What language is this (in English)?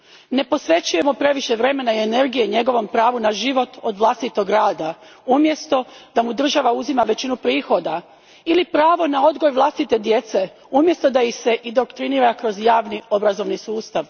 Croatian